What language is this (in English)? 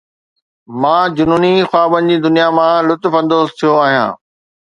Sindhi